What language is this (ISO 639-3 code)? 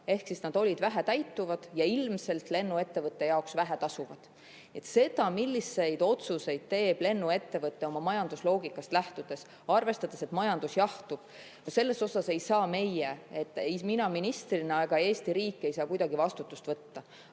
est